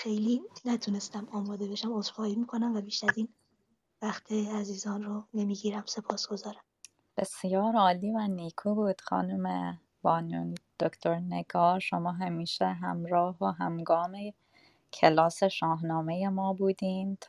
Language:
Persian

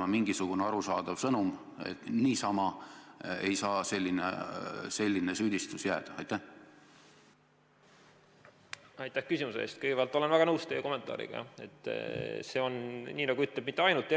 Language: Estonian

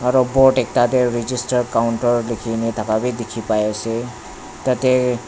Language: Naga Pidgin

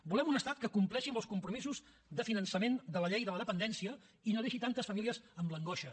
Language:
Catalan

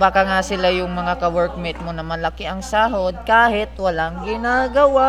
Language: Filipino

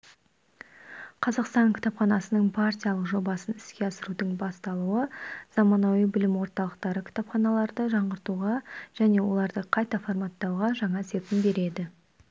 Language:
Kazakh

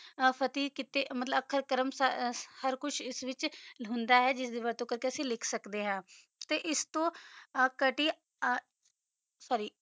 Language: Punjabi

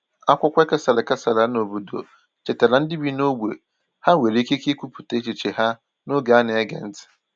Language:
Igbo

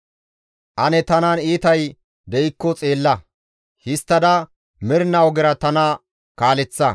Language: Gamo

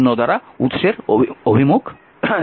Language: Bangla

